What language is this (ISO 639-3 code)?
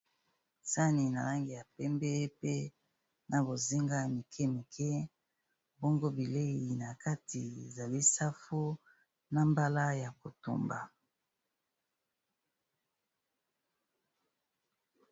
lin